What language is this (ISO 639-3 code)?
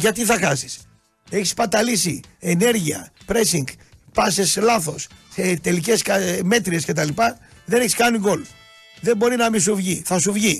ell